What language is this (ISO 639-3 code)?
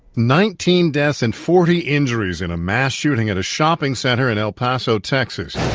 eng